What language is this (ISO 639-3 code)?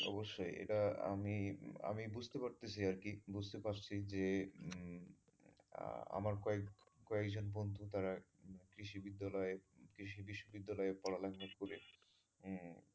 ben